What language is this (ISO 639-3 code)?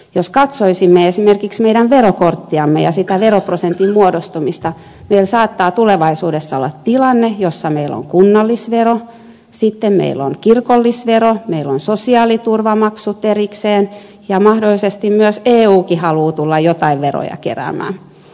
fin